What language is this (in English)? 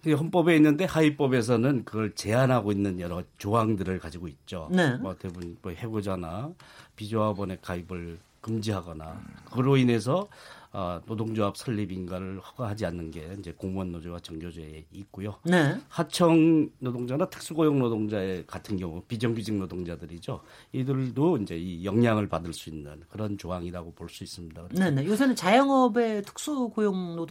Korean